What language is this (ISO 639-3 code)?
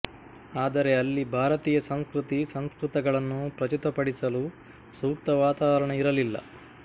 kan